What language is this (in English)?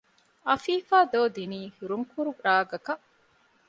Divehi